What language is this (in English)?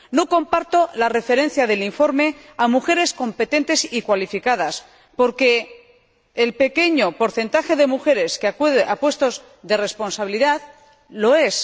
Spanish